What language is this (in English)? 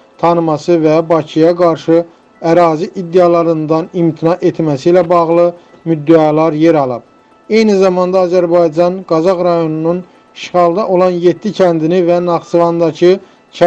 Turkish